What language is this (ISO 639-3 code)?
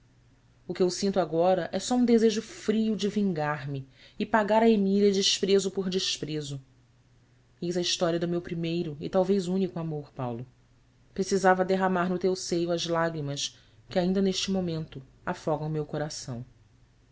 por